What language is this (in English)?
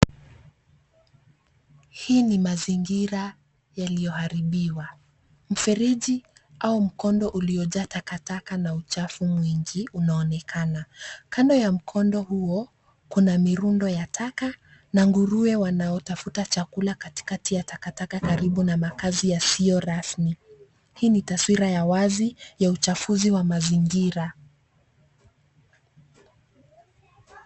Swahili